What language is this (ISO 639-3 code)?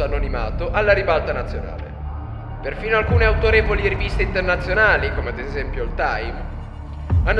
ita